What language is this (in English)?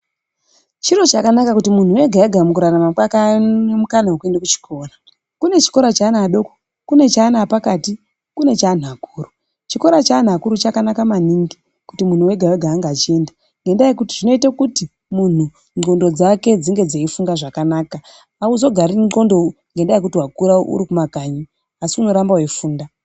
Ndau